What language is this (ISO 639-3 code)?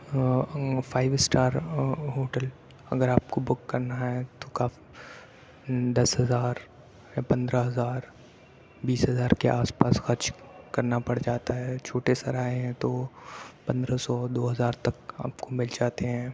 urd